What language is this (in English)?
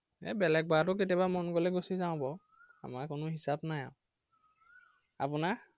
Assamese